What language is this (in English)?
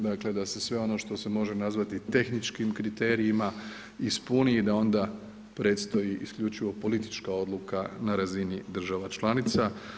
Croatian